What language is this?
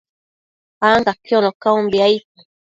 Matsés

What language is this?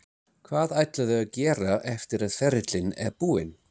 Icelandic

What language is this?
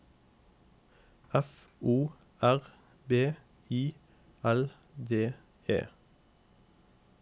Norwegian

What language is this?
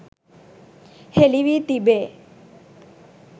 Sinhala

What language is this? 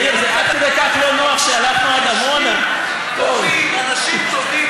Hebrew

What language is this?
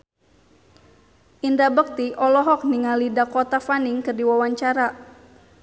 Sundanese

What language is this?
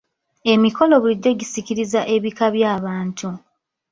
Ganda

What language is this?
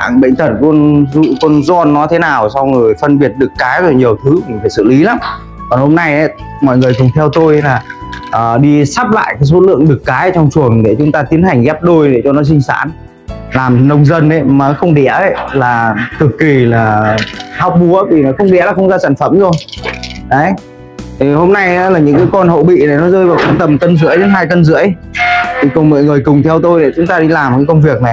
Vietnamese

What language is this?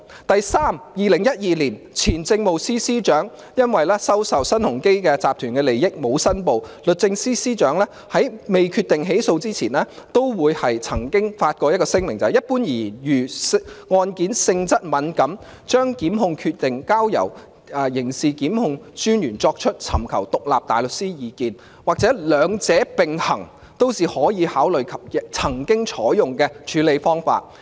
Cantonese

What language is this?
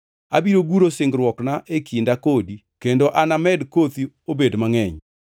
Luo (Kenya and Tanzania)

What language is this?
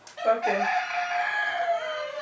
Wolof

